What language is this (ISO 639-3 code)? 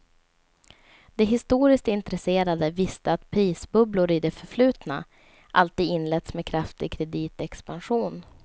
swe